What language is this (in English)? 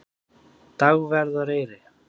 Icelandic